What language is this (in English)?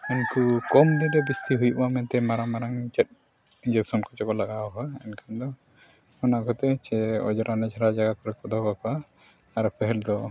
Santali